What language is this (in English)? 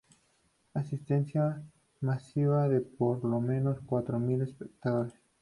Spanish